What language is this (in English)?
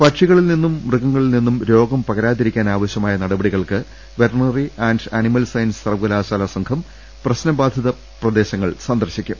Malayalam